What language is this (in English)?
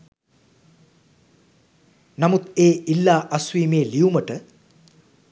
Sinhala